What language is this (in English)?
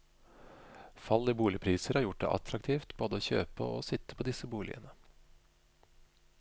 Norwegian